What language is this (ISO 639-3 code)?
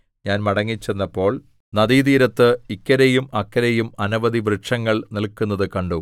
mal